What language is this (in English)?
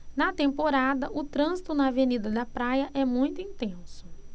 Portuguese